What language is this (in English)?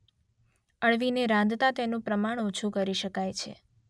Gujarati